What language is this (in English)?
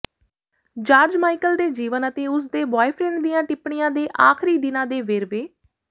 Punjabi